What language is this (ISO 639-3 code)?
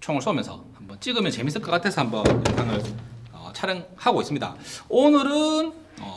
kor